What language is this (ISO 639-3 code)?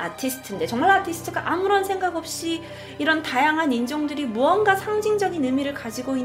kor